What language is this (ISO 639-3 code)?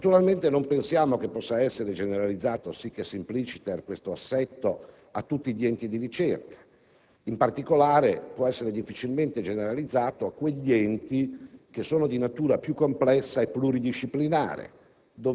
ita